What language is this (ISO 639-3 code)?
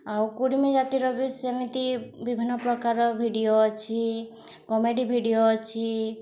ori